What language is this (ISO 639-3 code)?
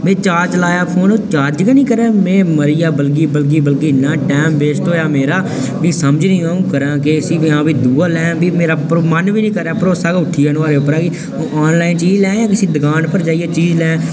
doi